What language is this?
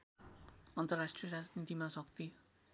Nepali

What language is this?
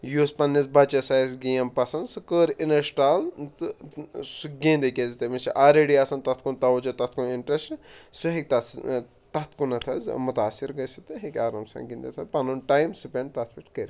Kashmiri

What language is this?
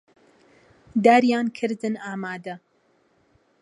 Central Kurdish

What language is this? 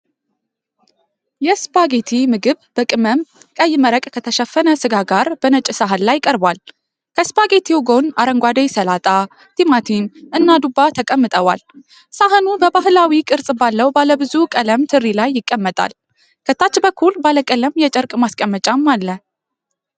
Amharic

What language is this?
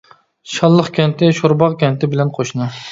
Uyghur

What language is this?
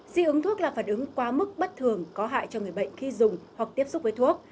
Vietnamese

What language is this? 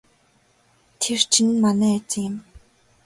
Mongolian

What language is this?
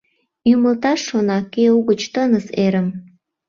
Mari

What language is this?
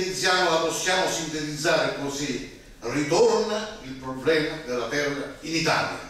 Italian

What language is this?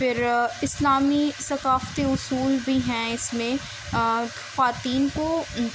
Urdu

